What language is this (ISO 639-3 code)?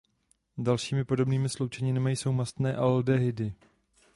ces